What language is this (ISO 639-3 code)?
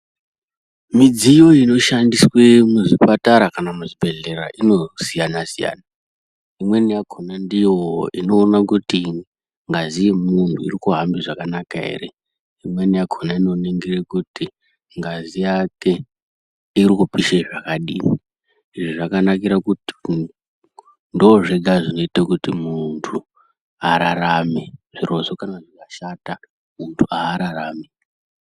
ndc